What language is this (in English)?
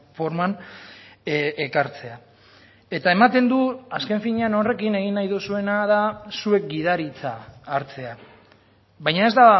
Basque